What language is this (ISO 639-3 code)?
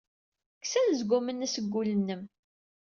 kab